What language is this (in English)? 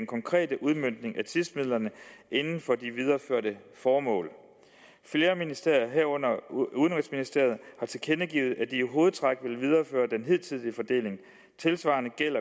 Danish